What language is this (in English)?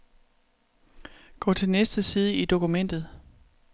Danish